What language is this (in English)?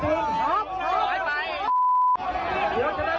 Thai